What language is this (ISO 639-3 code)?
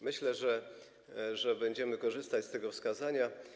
pol